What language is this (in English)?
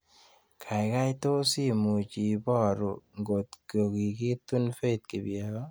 Kalenjin